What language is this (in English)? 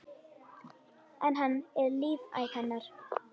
Icelandic